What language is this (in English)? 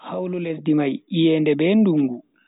Bagirmi Fulfulde